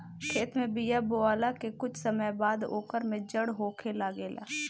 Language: Bhojpuri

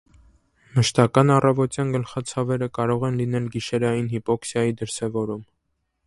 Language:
Armenian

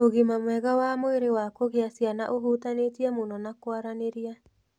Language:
Kikuyu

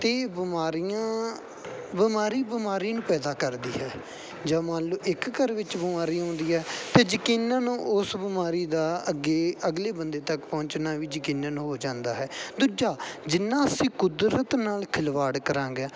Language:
Punjabi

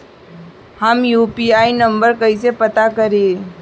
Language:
Bhojpuri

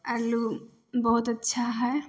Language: Maithili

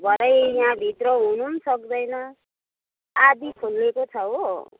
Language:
Nepali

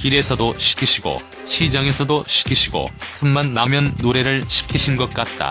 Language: Korean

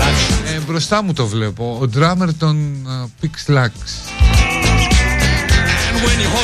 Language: Greek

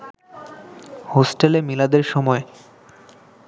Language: Bangla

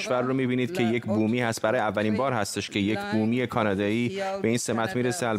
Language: Persian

